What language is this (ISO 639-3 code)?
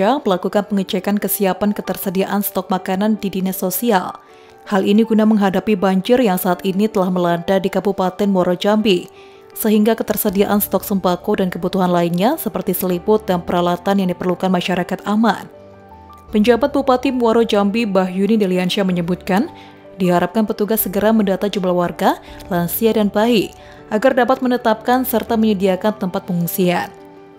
ind